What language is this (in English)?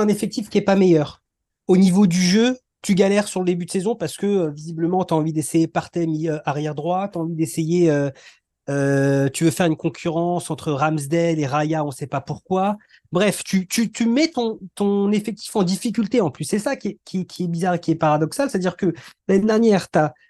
French